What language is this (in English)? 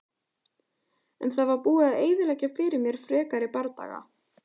Icelandic